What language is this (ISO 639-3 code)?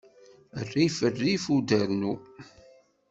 kab